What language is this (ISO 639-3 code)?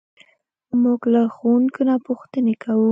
pus